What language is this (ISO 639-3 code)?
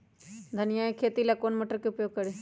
mag